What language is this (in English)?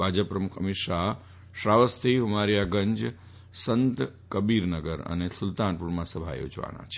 Gujarati